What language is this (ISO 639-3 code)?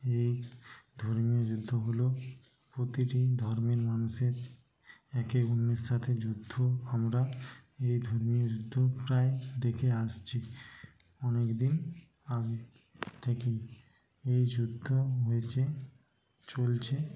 ben